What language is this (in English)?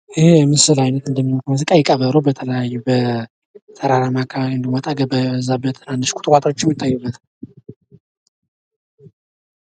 Amharic